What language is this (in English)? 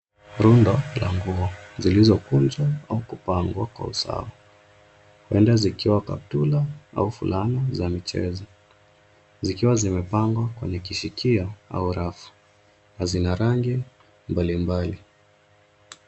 Swahili